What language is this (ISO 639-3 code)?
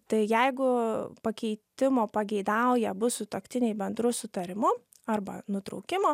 lit